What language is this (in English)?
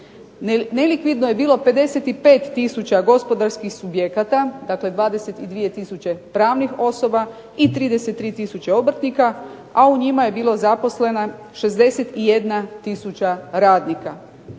Croatian